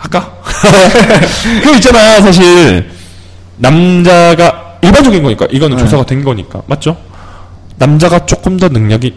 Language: Korean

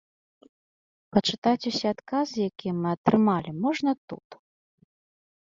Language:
Belarusian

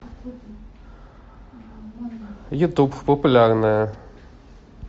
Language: Russian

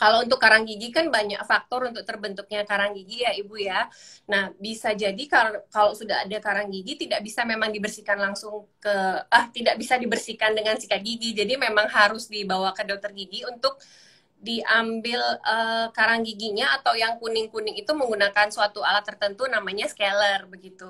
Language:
Indonesian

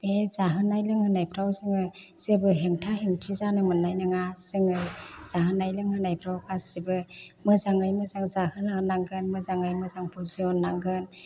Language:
Bodo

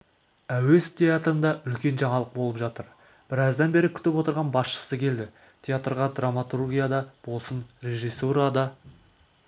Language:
Kazakh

